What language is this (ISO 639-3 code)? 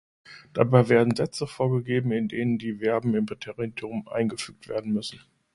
deu